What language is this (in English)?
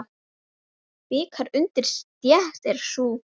Icelandic